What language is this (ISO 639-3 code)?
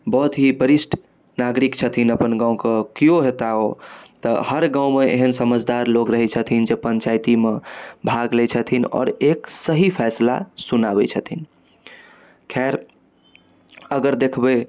mai